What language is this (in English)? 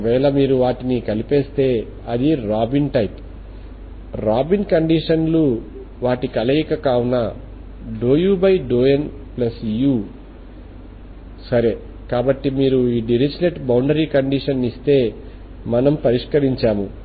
Telugu